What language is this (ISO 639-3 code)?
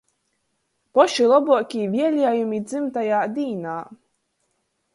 ltg